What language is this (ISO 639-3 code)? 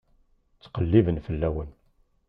kab